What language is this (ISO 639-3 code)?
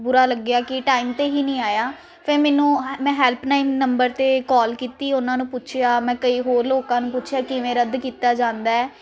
pan